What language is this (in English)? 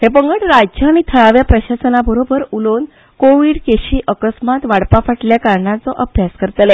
Konkani